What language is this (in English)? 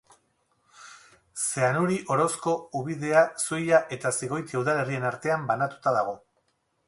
Basque